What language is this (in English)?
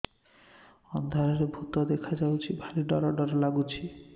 Odia